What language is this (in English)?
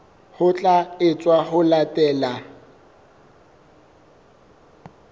Southern Sotho